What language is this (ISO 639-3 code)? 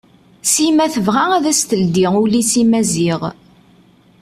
kab